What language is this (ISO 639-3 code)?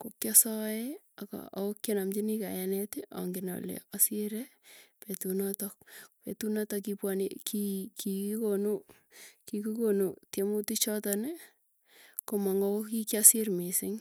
tuy